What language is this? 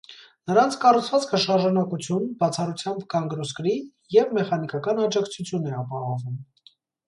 Armenian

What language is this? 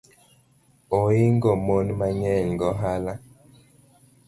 Luo (Kenya and Tanzania)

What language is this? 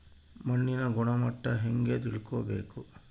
Kannada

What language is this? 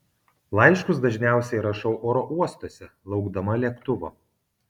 Lithuanian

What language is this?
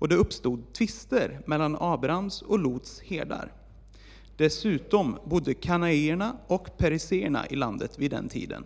Swedish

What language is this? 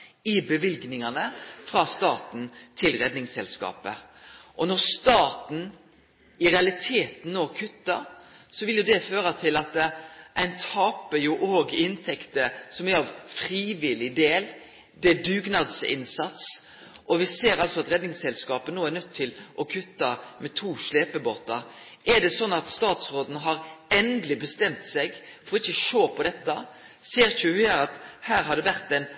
Norwegian Nynorsk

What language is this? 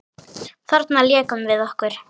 Icelandic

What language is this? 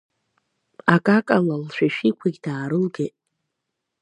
Abkhazian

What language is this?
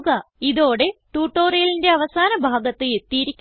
Malayalam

